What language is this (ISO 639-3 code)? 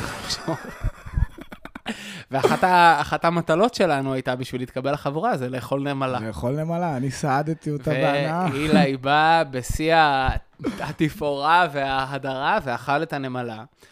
heb